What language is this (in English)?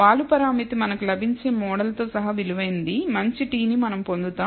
Telugu